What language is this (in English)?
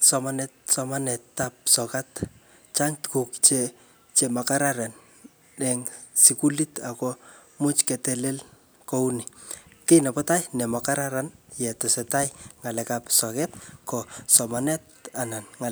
Kalenjin